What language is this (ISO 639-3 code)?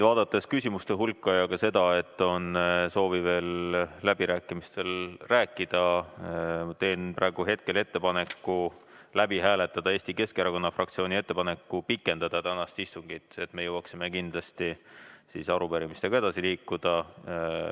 est